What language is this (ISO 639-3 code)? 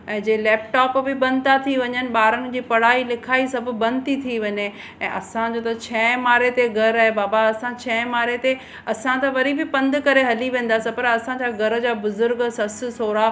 snd